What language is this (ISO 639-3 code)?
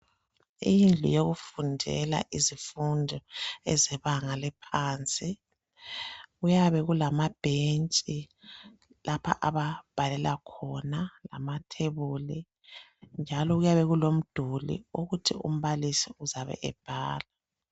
nde